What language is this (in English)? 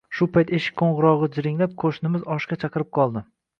Uzbek